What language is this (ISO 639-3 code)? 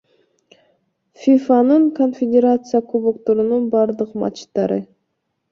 kir